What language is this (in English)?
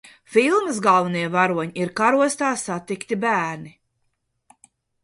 Latvian